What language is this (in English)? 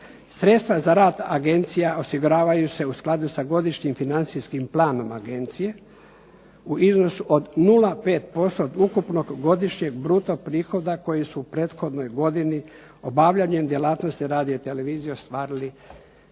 Croatian